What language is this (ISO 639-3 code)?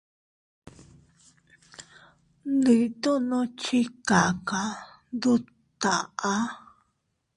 cut